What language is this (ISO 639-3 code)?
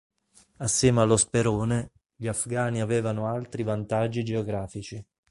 ita